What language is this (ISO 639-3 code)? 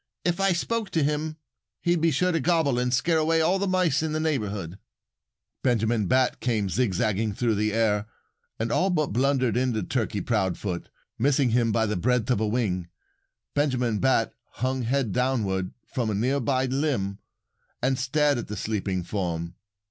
eng